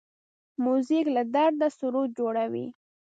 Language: Pashto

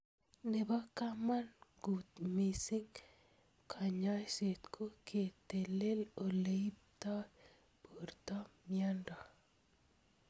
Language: Kalenjin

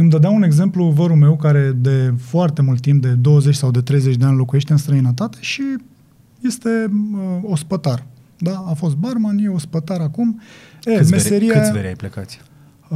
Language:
Romanian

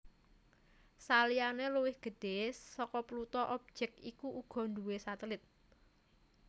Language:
Javanese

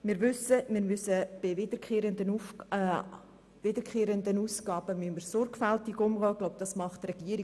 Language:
Swiss German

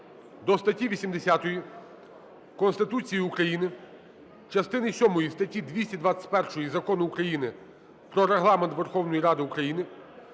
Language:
Ukrainian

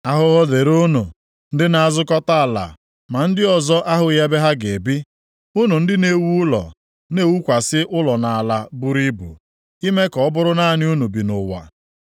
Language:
Igbo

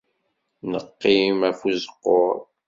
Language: Kabyle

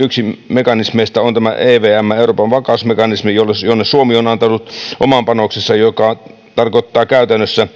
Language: Finnish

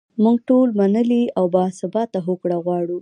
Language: Pashto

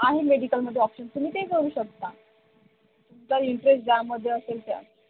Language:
Marathi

